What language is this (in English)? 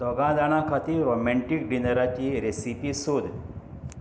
Konkani